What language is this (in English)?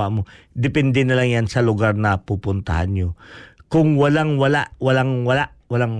Filipino